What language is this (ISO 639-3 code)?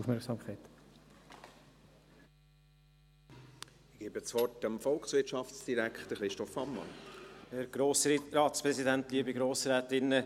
gsw